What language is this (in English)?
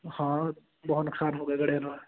Punjabi